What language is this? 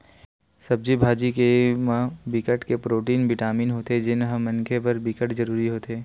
Chhattisgarhi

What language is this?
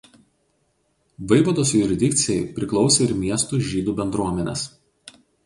Lithuanian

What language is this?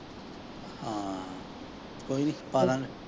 Punjabi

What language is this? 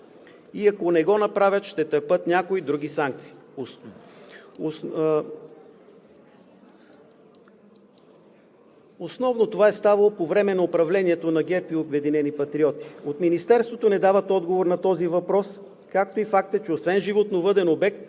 Bulgarian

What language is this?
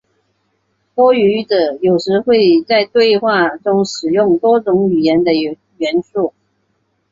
Chinese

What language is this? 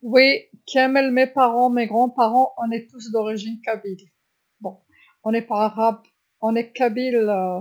Algerian Arabic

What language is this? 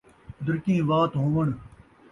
Saraiki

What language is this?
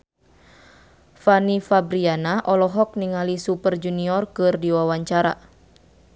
Sundanese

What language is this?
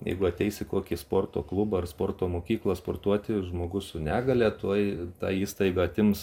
Lithuanian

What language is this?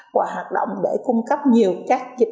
Vietnamese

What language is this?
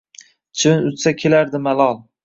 Uzbek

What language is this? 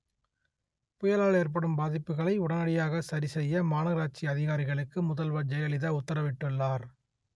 Tamil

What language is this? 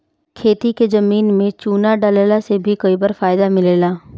Bhojpuri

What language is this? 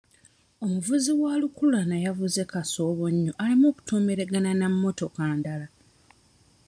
Ganda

